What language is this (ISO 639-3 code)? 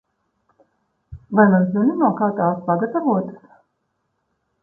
lav